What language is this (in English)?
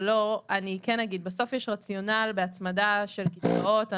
Hebrew